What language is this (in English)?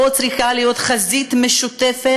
Hebrew